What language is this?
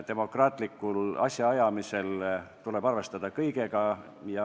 Estonian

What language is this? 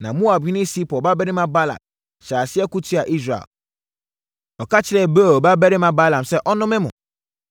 Akan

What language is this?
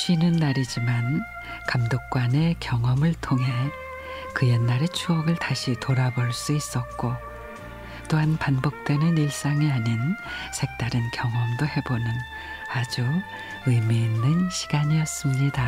Korean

